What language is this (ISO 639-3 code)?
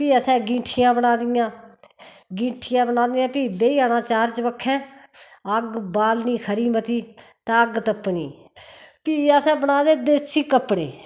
doi